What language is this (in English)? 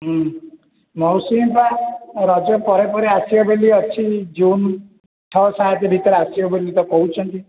Odia